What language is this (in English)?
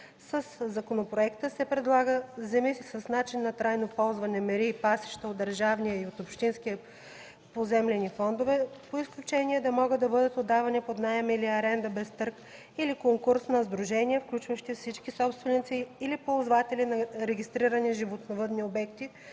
Bulgarian